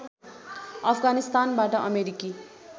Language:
Nepali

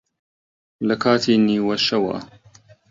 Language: Central Kurdish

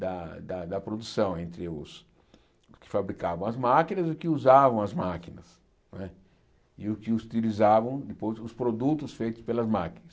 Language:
Portuguese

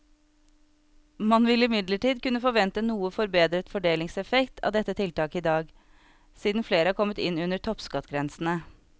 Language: Norwegian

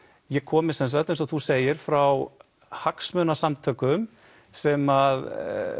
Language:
Icelandic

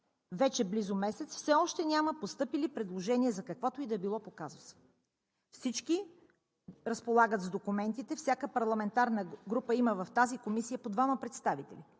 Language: Bulgarian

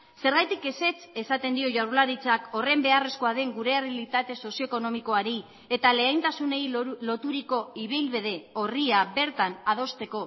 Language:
Basque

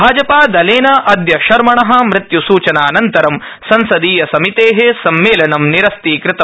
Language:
Sanskrit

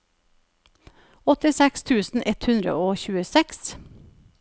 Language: Norwegian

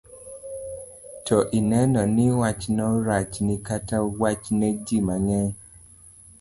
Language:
Luo (Kenya and Tanzania)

